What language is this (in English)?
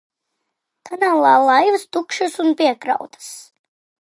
Latvian